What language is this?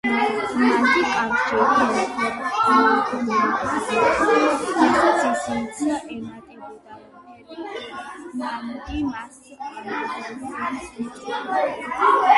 Georgian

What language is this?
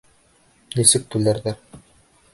Bashkir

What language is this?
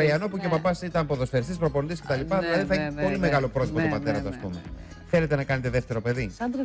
Greek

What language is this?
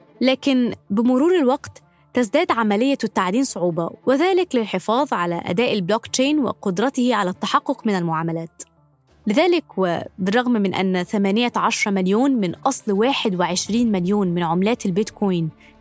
Arabic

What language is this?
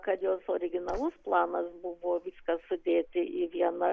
Lithuanian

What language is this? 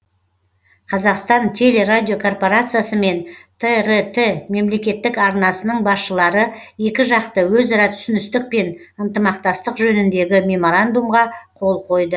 Kazakh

